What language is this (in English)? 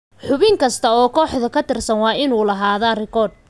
Somali